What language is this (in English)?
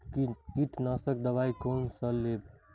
Maithili